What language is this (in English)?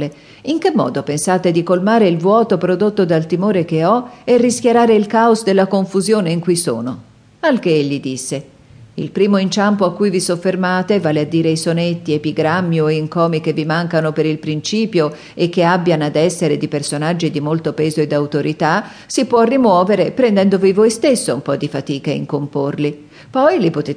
Italian